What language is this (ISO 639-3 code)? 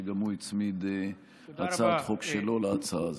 heb